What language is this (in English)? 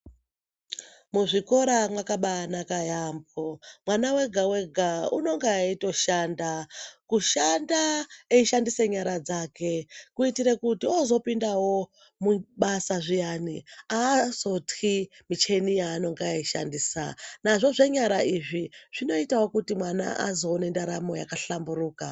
Ndau